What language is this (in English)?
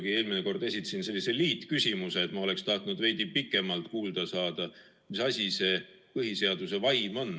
Estonian